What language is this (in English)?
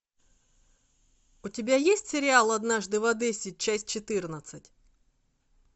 Russian